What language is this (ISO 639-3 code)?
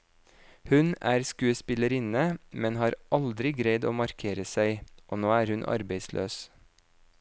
nor